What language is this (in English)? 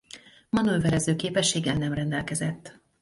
Hungarian